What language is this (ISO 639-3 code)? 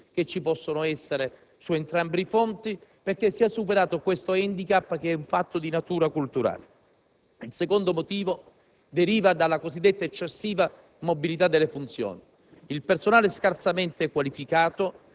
ita